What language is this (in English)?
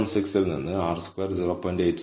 Malayalam